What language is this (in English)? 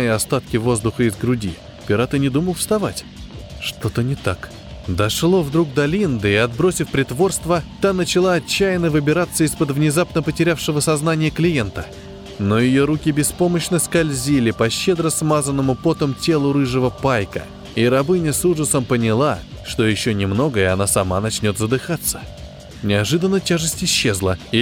Russian